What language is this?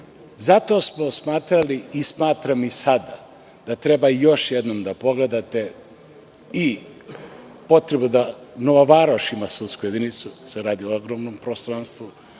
Serbian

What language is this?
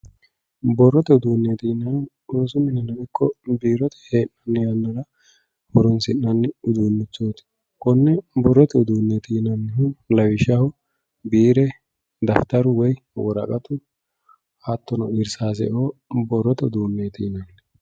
Sidamo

